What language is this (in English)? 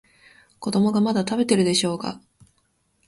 Japanese